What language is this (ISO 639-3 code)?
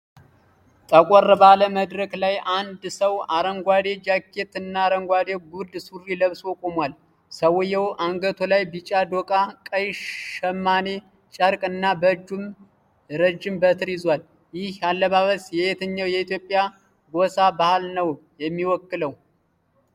amh